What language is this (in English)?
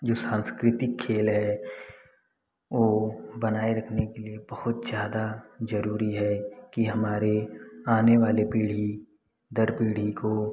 Hindi